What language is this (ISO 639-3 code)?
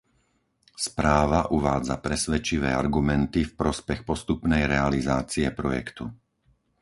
slk